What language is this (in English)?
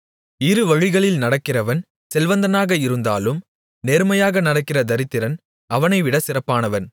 Tamil